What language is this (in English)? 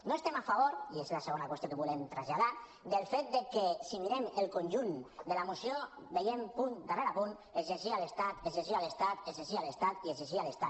Catalan